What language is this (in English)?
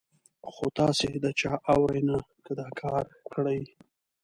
Pashto